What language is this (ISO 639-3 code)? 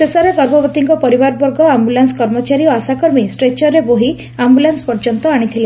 ori